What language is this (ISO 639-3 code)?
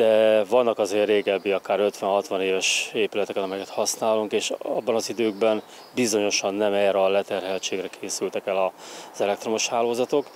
hun